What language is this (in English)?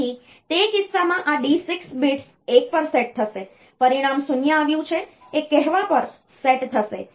Gujarati